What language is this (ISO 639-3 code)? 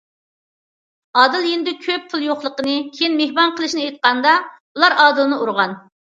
uig